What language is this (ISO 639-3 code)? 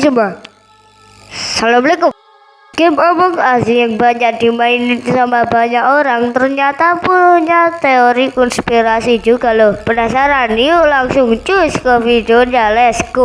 ind